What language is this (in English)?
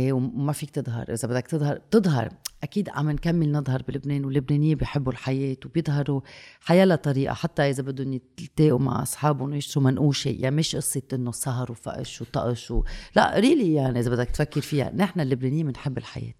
Arabic